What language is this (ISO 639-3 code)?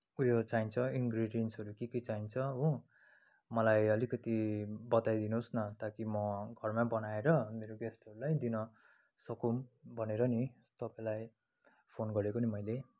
nep